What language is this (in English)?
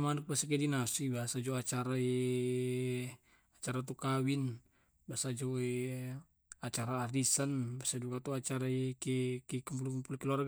Tae'